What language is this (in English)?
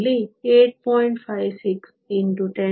Kannada